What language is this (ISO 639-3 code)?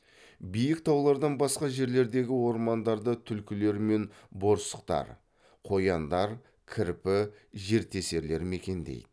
kaz